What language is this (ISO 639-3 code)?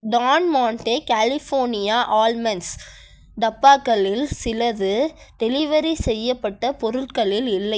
tam